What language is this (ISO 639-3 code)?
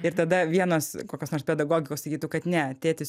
lit